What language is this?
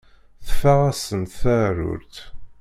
Kabyle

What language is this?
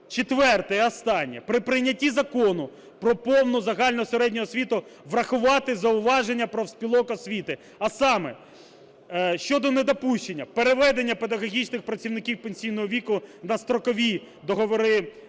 Ukrainian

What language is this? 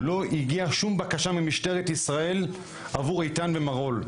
Hebrew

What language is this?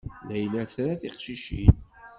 Kabyle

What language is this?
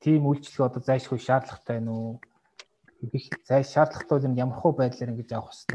Russian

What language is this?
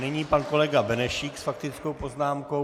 Czech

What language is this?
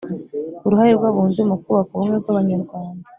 Kinyarwanda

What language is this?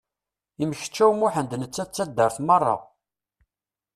Kabyle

